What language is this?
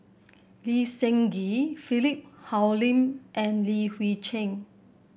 English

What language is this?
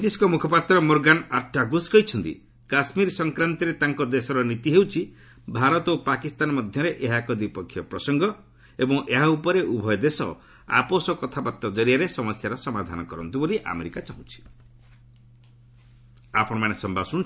Odia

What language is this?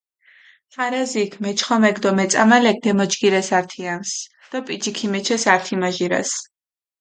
Mingrelian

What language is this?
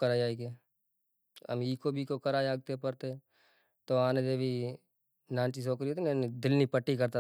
Kachi Koli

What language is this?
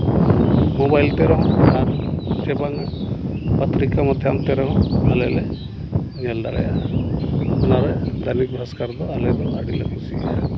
Santali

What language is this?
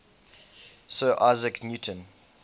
English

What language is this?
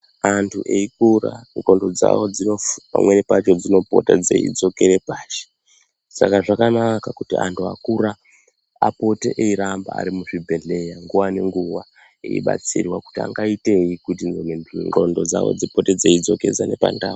Ndau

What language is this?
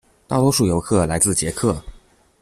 Chinese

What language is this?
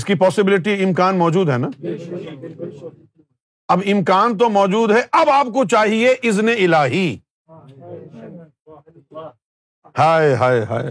Urdu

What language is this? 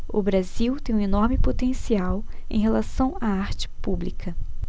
Portuguese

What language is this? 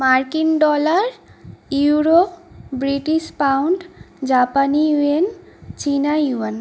Bangla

